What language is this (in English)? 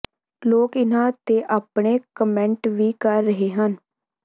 Punjabi